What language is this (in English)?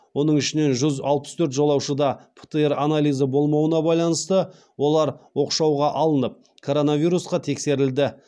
Kazakh